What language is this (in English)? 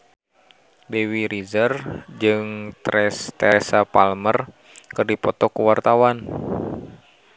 Sundanese